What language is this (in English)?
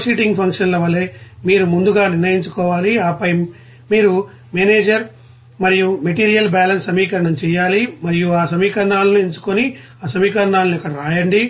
Telugu